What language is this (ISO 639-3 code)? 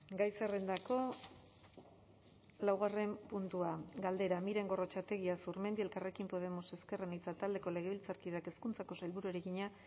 eus